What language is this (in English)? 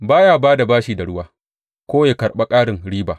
Hausa